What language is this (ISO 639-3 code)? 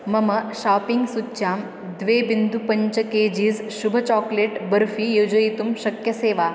san